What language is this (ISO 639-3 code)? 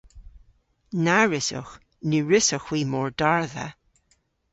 cor